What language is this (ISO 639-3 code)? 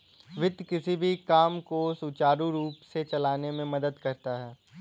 hin